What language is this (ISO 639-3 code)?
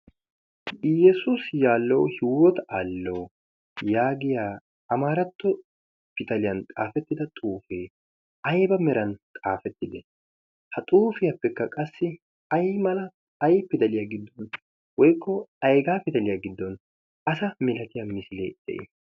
wal